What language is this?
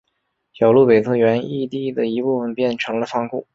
Chinese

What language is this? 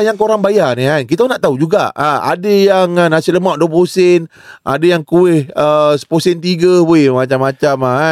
Malay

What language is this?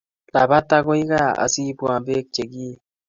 Kalenjin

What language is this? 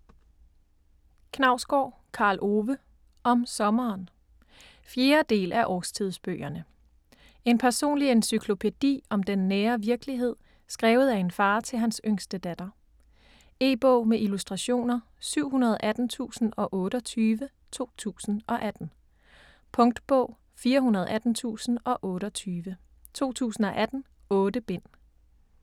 Danish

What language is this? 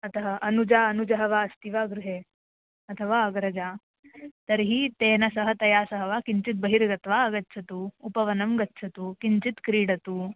Sanskrit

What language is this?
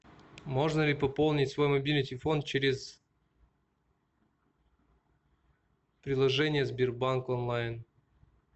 Russian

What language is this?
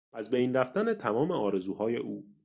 Persian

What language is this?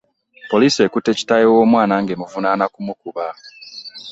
Ganda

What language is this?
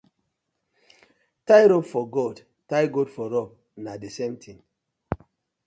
Nigerian Pidgin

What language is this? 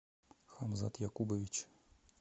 Russian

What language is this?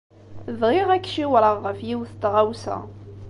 Kabyle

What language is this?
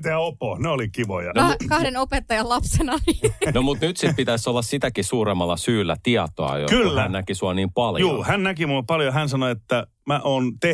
Finnish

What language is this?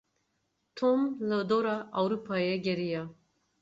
Kurdish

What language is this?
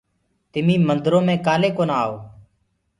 Gurgula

